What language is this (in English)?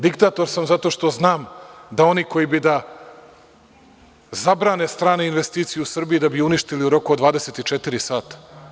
Serbian